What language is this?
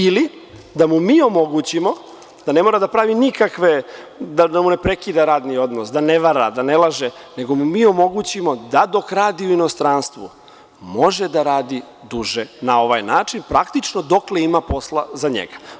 Serbian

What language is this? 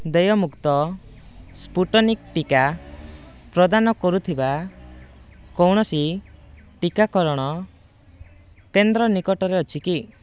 Odia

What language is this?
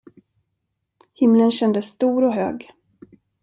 Swedish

